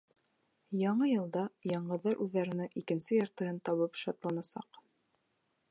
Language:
Bashkir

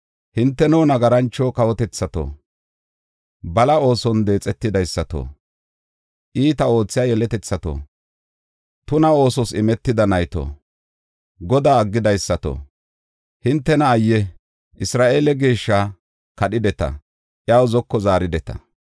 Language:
Gofa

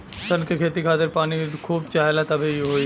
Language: Bhojpuri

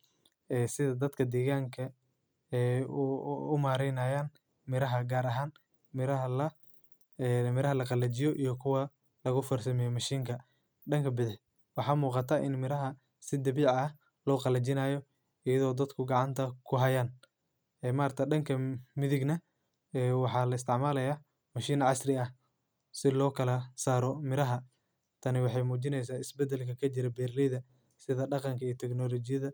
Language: Somali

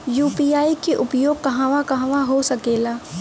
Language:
Bhojpuri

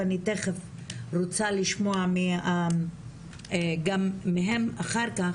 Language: Hebrew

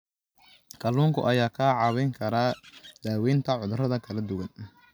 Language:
Somali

